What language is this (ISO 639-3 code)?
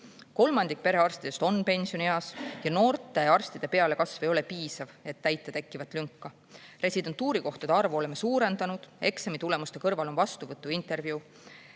est